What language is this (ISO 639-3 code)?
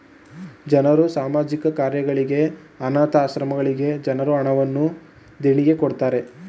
kan